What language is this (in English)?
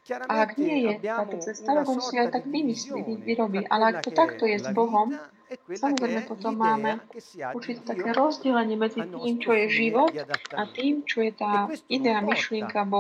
Slovak